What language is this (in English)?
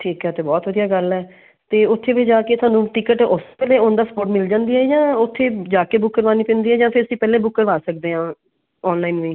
Punjabi